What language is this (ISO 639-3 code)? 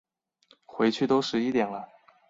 zho